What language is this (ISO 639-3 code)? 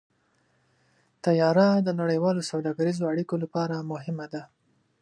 pus